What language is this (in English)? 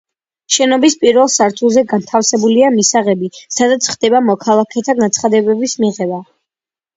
Georgian